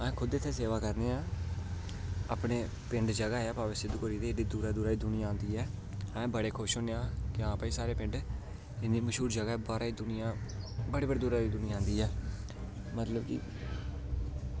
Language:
Dogri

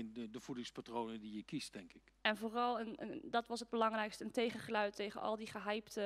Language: Dutch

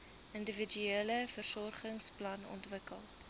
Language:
Afrikaans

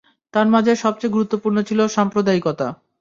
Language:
Bangla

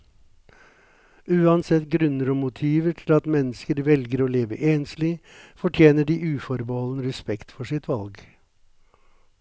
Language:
Norwegian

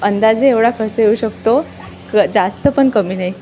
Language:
Marathi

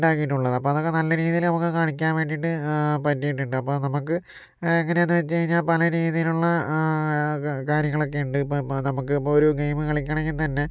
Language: Malayalam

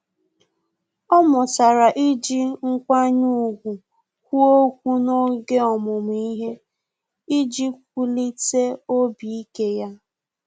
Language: Igbo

